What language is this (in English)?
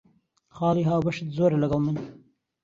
Central Kurdish